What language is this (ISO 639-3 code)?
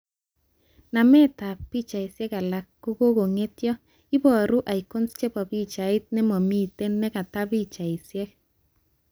kln